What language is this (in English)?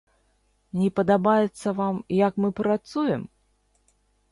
Belarusian